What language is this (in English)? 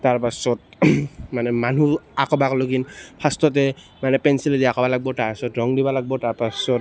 Assamese